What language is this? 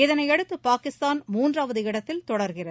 Tamil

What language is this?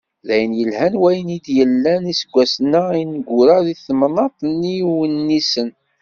Kabyle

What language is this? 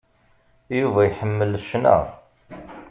Kabyle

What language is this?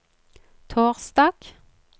Norwegian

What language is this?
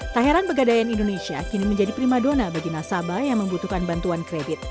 Indonesian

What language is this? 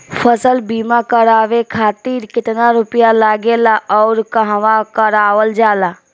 Bhojpuri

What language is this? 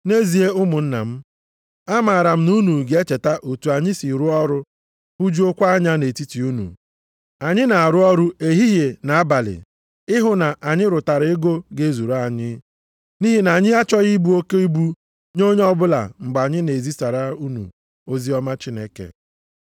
Igbo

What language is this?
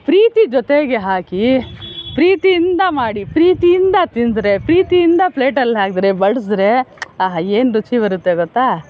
Kannada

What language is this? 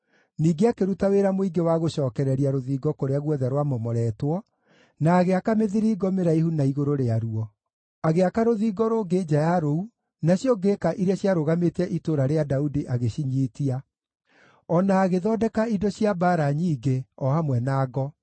Kikuyu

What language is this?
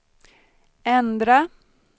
Swedish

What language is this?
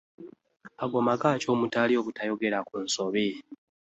Ganda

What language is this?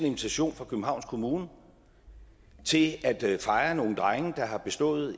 Danish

